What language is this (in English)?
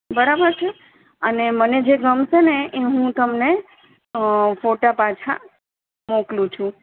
Gujarati